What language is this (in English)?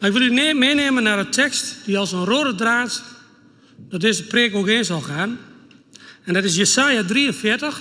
Dutch